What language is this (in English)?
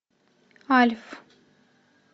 Russian